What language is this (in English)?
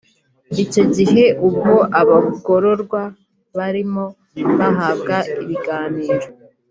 Kinyarwanda